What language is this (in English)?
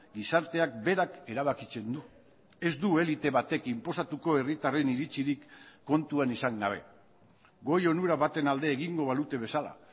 Basque